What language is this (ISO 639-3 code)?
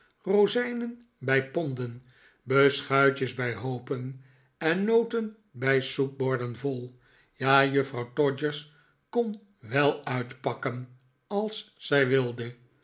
nld